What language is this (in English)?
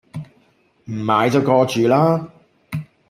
Cantonese